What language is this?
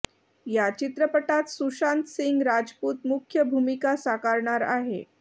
Marathi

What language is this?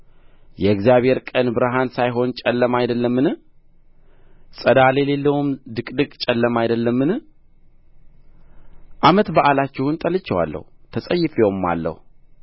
Amharic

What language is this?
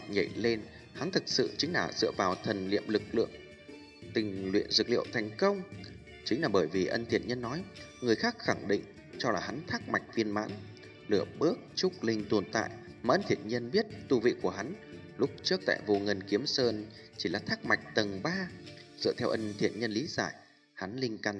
Vietnamese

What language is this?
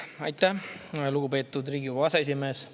Estonian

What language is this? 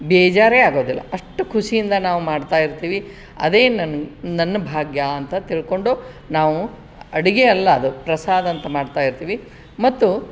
Kannada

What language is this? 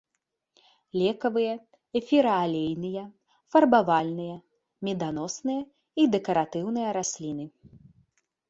Belarusian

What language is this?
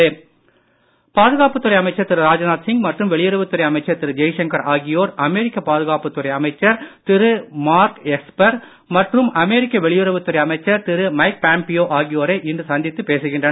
Tamil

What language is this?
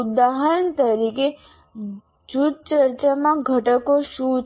Gujarati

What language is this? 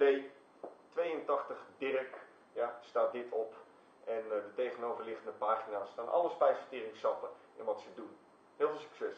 Dutch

